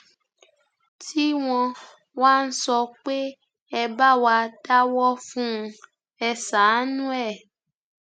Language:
Yoruba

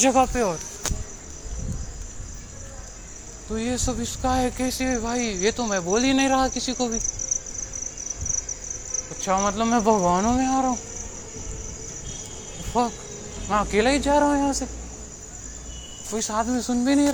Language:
Marathi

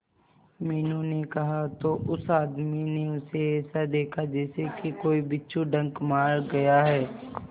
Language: Hindi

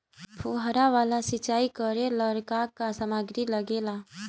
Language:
Bhojpuri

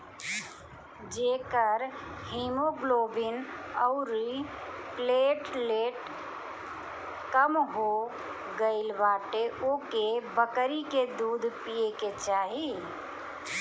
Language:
Bhojpuri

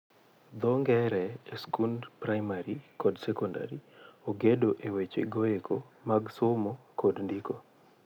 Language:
Luo (Kenya and Tanzania)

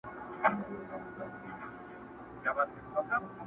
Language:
Pashto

